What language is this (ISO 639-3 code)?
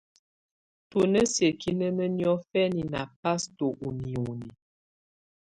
tvu